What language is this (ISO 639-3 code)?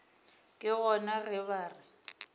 nso